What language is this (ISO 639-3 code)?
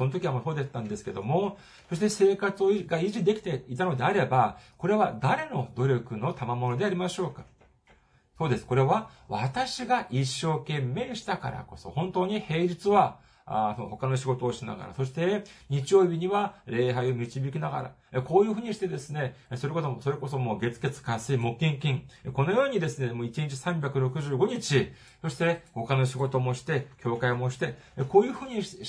jpn